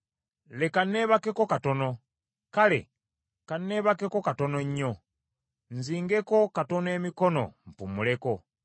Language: Ganda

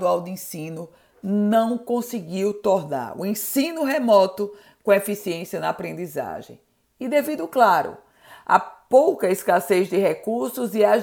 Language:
Portuguese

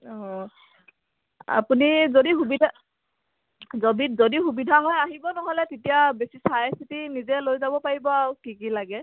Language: Assamese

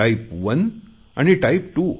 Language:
Marathi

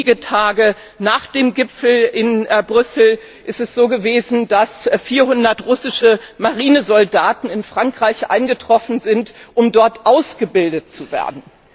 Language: German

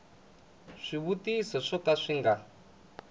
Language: Tsonga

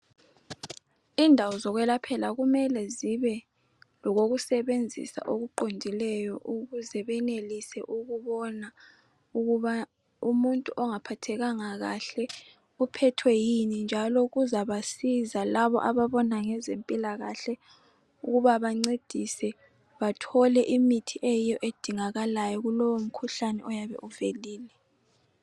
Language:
North Ndebele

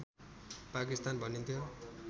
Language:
Nepali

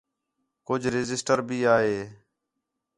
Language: Khetrani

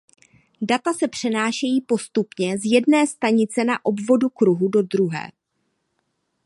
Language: Czech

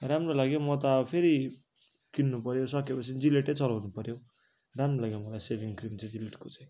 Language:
Nepali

